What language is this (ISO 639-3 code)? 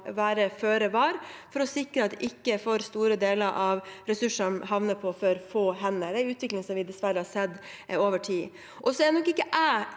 nor